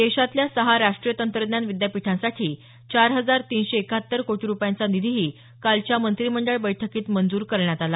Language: Marathi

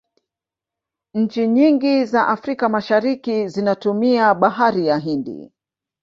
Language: Swahili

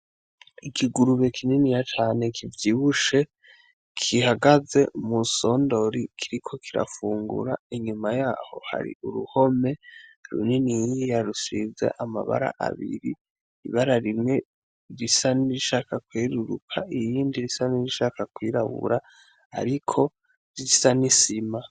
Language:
Rundi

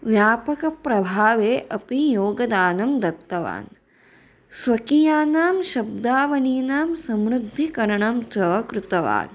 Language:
Sanskrit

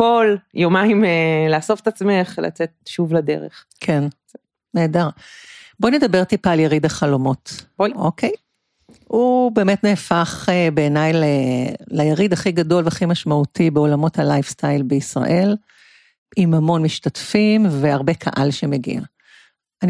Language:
Hebrew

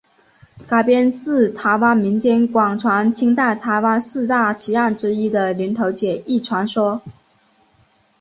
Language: Chinese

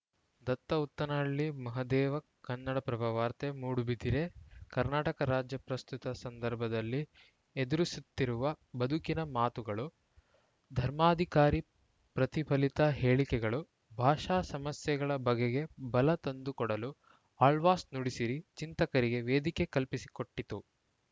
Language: Kannada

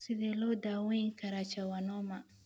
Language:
Somali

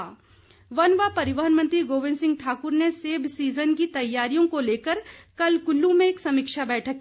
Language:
Hindi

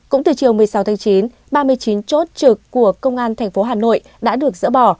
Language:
Vietnamese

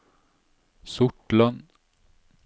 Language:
Norwegian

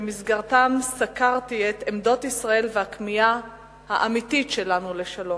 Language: Hebrew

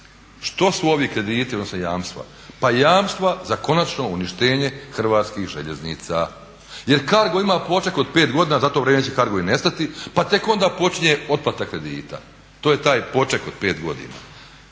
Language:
Croatian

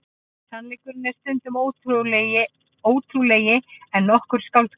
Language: Icelandic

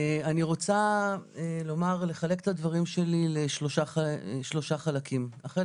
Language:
Hebrew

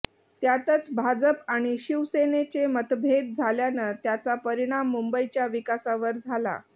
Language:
Marathi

